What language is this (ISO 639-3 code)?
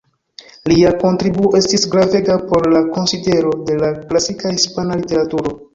epo